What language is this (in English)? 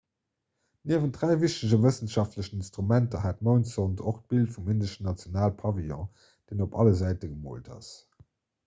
Luxembourgish